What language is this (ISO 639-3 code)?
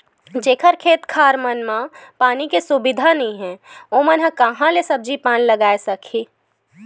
hne